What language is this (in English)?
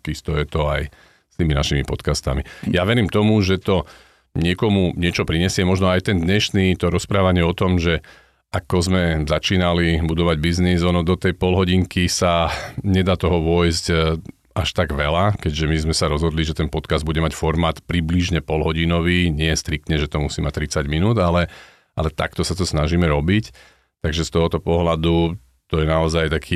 Slovak